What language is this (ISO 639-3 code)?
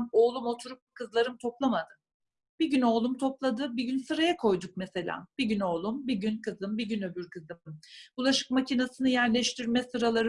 tur